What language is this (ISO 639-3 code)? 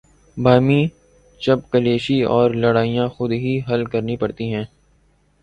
urd